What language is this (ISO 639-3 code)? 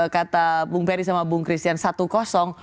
ind